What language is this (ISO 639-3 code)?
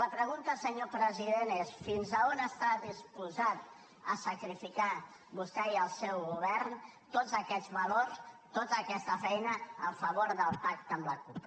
cat